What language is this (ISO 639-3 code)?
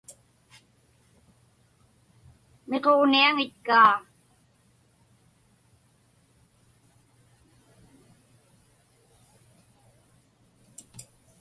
ipk